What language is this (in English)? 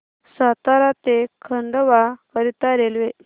Marathi